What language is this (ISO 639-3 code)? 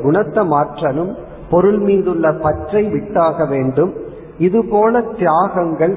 tam